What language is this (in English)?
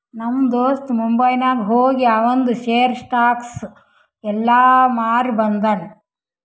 Kannada